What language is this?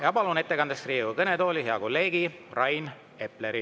Estonian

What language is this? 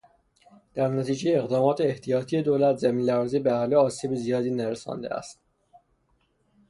Persian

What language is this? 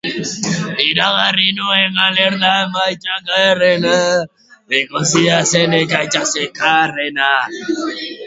Basque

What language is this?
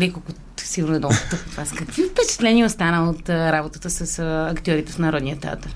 Bulgarian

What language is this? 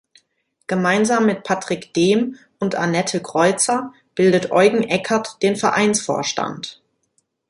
German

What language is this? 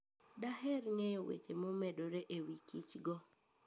Luo (Kenya and Tanzania)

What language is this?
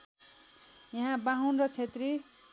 Nepali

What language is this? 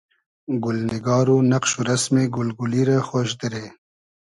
Hazaragi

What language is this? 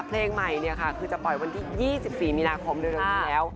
Thai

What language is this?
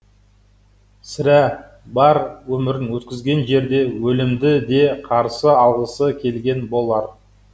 Kazakh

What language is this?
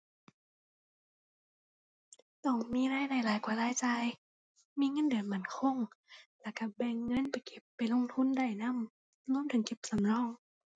Thai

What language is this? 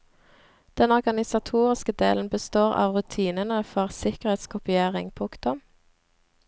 Norwegian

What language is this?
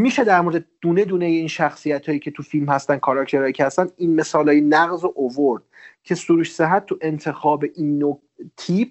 Persian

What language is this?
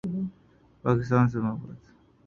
Urdu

